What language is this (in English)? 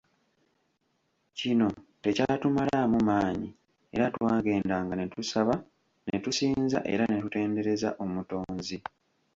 Ganda